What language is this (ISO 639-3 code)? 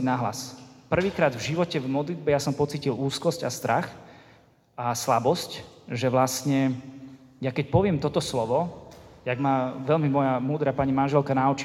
slk